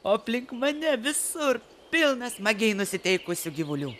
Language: Lithuanian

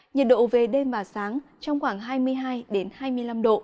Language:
Vietnamese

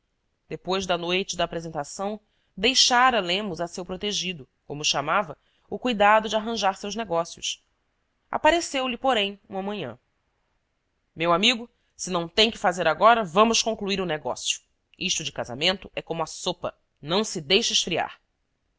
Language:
Portuguese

